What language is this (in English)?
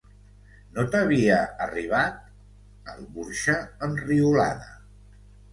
Catalan